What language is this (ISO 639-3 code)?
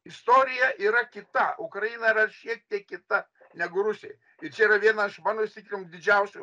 lit